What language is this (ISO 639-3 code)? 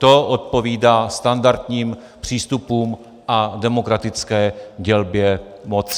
ces